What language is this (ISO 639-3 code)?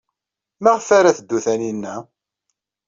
kab